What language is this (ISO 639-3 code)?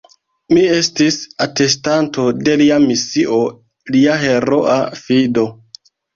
epo